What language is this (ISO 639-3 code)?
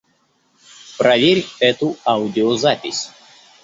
rus